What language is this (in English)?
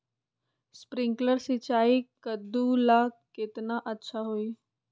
Magahi